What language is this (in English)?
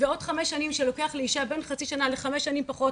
Hebrew